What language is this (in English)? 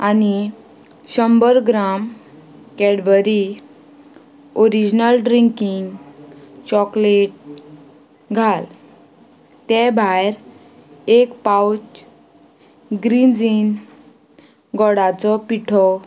Konkani